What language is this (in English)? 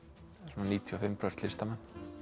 Icelandic